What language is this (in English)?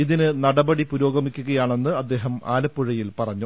Malayalam